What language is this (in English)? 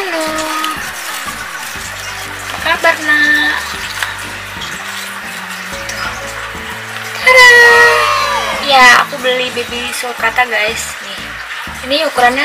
Indonesian